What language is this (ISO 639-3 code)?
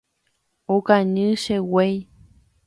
grn